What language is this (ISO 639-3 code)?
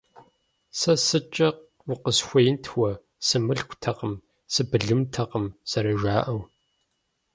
kbd